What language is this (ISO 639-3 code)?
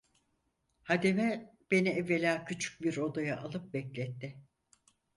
tur